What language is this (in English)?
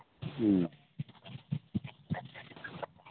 Manipuri